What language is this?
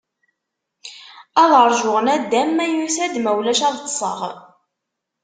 Kabyle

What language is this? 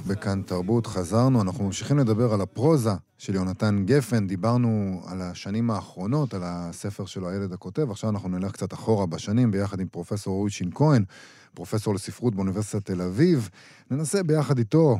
Hebrew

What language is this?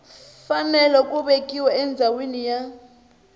Tsonga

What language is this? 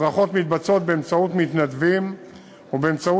Hebrew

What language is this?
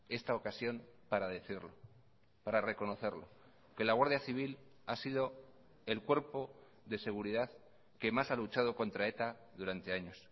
Spanish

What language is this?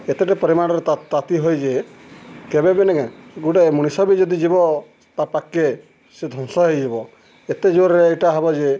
Odia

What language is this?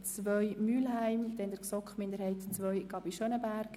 Swiss German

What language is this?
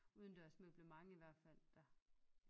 Danish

